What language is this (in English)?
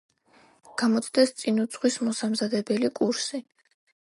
Georgian